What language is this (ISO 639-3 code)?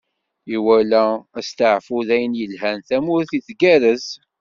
kab